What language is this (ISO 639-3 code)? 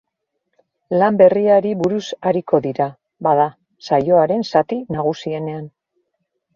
eus